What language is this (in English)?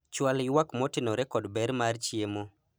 Luo (Kenya and Tanzania)